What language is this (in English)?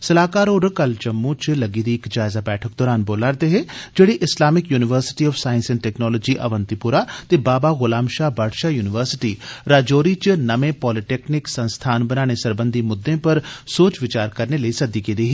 Dogri